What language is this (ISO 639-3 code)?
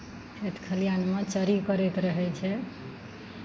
mai